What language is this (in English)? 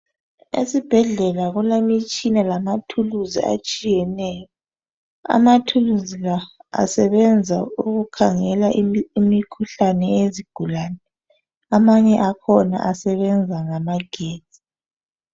North Ndebele